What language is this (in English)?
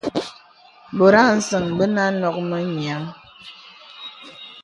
Bebele